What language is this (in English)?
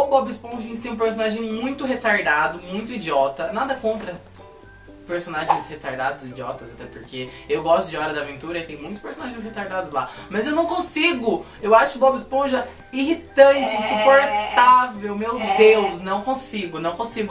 Portuguese